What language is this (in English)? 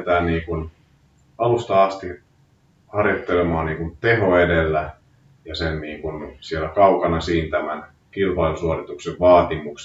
Finnish